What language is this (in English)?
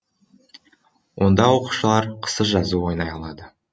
Kazakh